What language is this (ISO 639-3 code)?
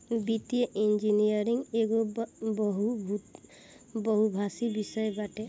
bho